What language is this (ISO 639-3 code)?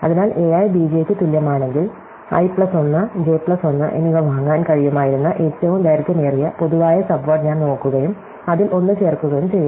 mal